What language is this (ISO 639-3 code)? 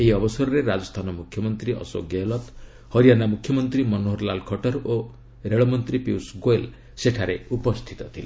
ori